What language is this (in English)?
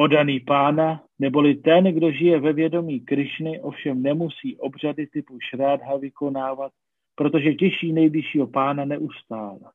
Czech